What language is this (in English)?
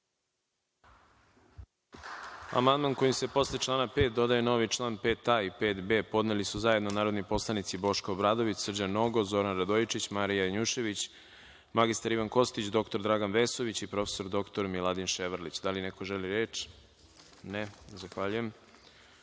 Serbian